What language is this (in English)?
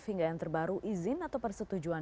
Indonesian